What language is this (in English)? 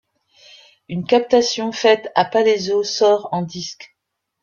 French